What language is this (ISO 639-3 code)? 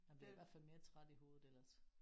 dan